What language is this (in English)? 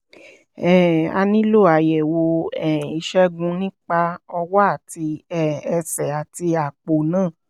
Yoruba